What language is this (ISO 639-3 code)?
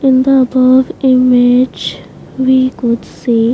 eng